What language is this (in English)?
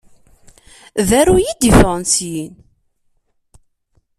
Kabyle